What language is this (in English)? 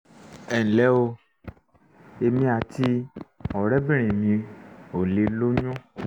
Yoruba